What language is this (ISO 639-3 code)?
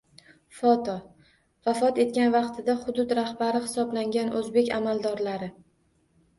uzb